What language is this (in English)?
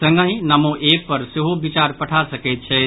Maithili